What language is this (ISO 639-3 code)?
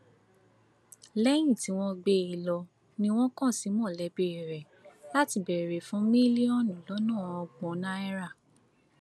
yor